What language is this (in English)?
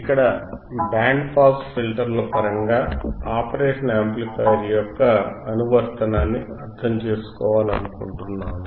Telugu